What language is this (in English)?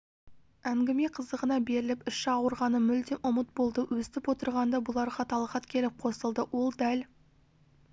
Kazakh